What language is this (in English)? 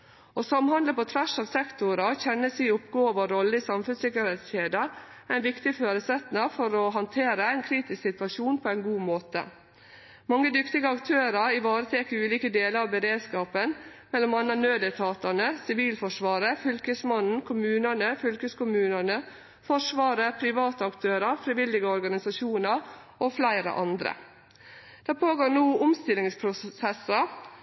Norwegian Nynorsk